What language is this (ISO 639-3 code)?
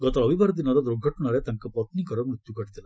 ori